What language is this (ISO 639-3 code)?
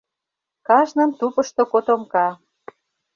chm